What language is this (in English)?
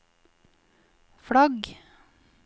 Norwegian